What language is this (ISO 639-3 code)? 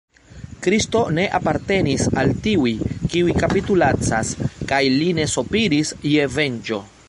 epo